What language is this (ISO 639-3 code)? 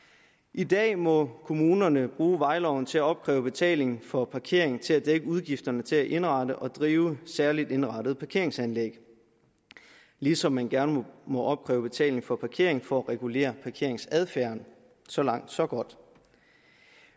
dan